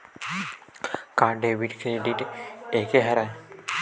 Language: Chhattisgarhi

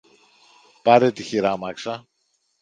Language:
Greek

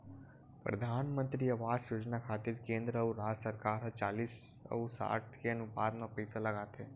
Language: Chhattisgarhi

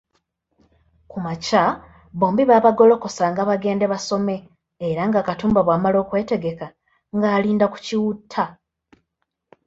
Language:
Ganda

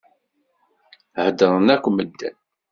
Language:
Kabyle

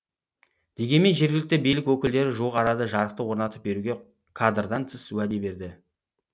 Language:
Kazakh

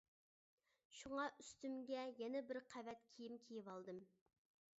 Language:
Uyghur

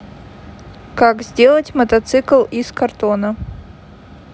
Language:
Russian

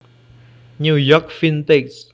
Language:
Javanese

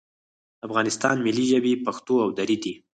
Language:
Pashto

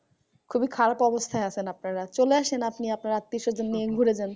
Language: Bangla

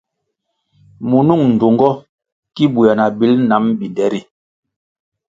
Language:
Kwasio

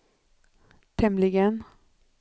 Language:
Swedish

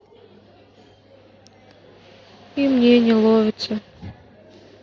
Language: Russian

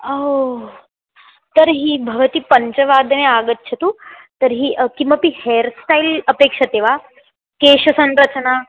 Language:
Sanskrit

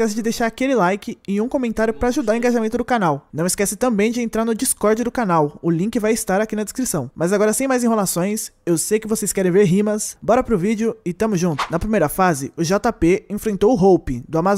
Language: Portuguese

